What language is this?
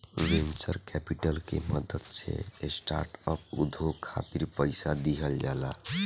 Bhojpuri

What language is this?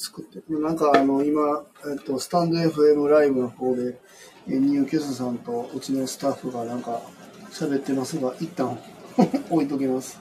Japanese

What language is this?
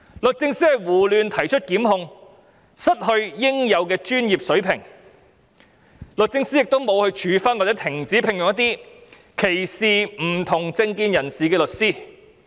Cantonese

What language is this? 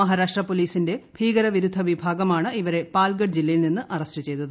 Malayalam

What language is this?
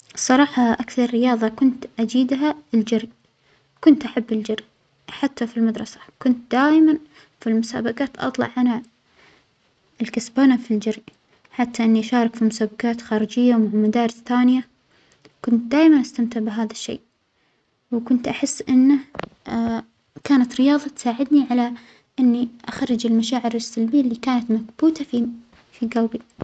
Omani Arabic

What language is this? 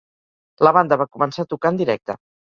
Catalan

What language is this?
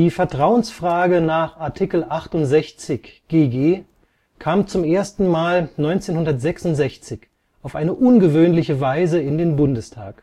German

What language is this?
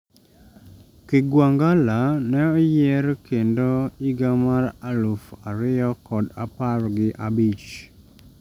Luo (Kenya and Tanzania)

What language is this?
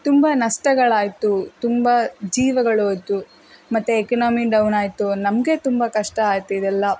Kannada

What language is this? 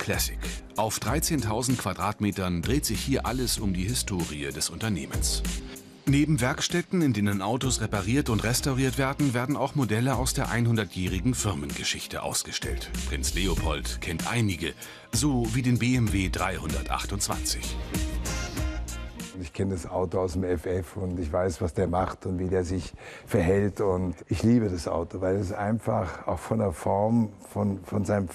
German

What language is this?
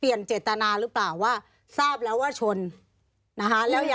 Thai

